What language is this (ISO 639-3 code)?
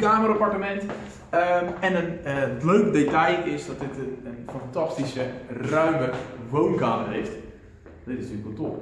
nld